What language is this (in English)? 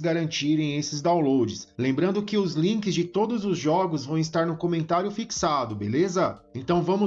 Portuguese